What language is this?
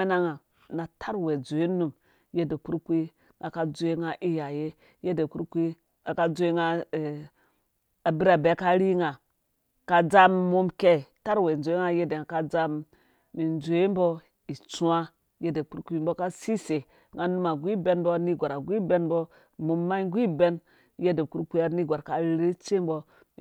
Dũya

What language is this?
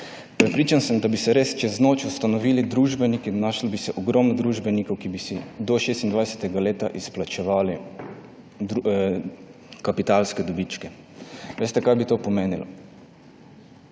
Slovenian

